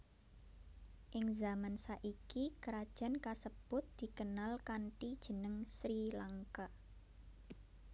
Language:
Javanese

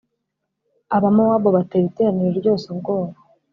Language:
Kinyarwanda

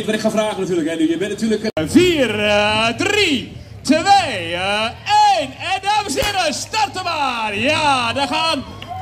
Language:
Dutch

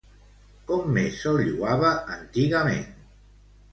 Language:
Catalan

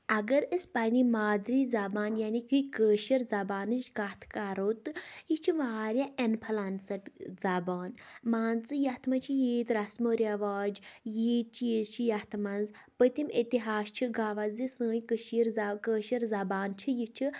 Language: Kashmiri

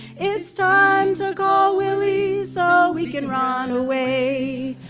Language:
English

